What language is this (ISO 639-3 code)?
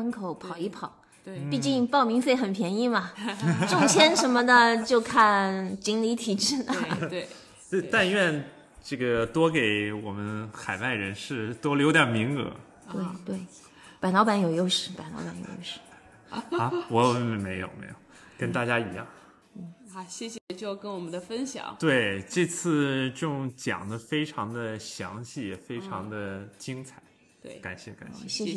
zho